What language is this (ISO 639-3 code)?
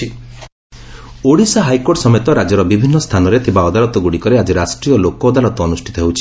ori